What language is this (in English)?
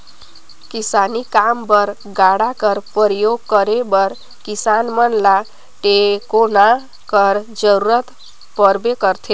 Chhattisgarhi